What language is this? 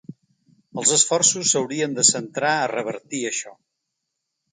Catalan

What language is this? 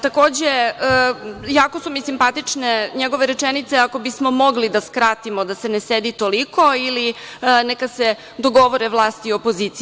Serbian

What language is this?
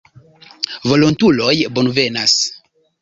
Esperanto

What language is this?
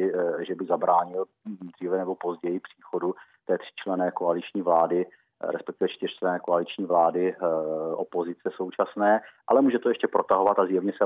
Czech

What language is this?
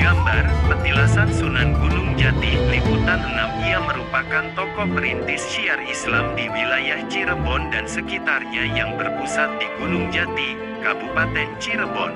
Indonesian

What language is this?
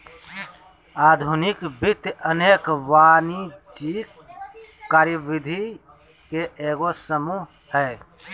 Magahi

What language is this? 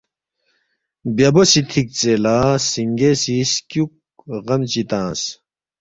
Balti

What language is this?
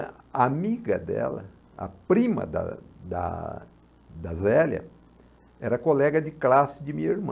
Portuguese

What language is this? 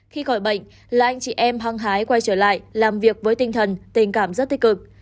Vietnamese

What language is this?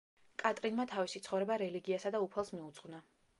Georgian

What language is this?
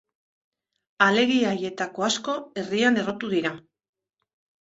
Basque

